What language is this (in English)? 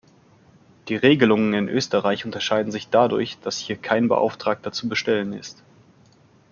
German